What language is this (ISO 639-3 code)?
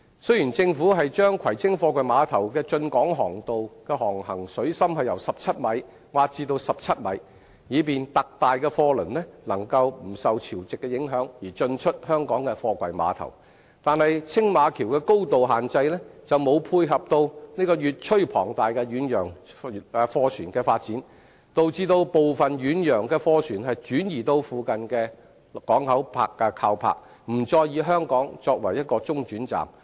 yue